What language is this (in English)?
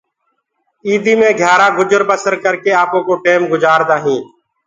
Gurgula